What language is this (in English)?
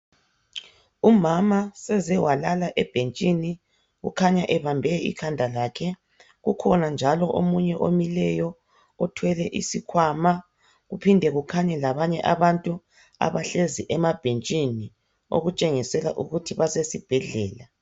North Ndebele